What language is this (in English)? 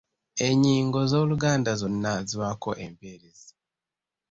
Ganda